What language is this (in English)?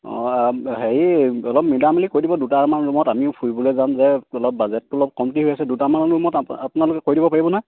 Assamese